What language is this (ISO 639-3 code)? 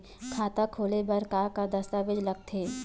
hne